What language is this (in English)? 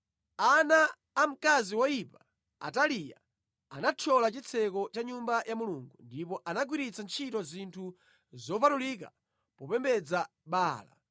Nyanja